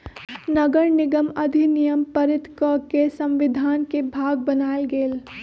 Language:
Magahi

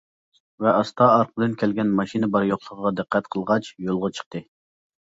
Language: Uyghur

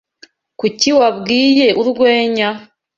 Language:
Kinyarwanda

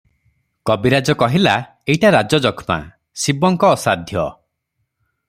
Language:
Odia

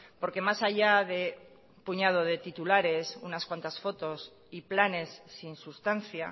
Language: Spanish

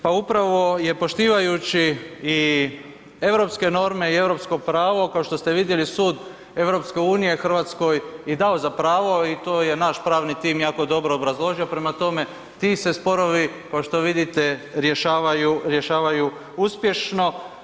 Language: Croatian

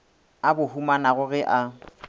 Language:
Northern Sotho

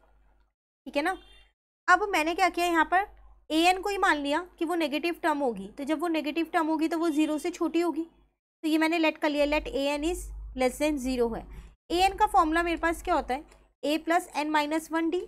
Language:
Hindi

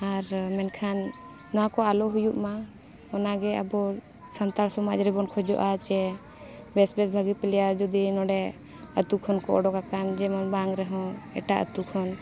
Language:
Santali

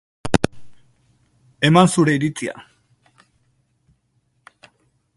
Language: Basque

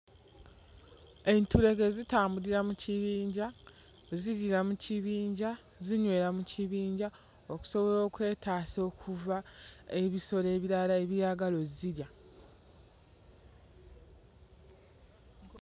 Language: Ganda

